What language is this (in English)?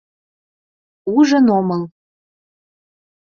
Mari